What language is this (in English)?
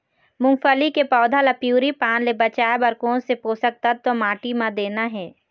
Chhattisgarhi